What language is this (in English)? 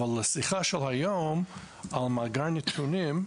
Hebrew